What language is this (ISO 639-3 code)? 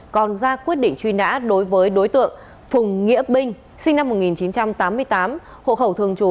vie